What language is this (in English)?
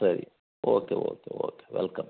Kannada